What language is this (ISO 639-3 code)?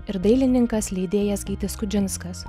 lit